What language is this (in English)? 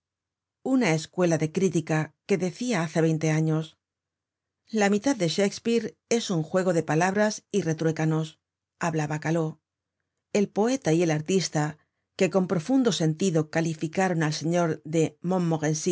Spanish